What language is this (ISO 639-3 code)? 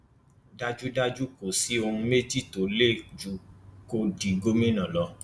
yor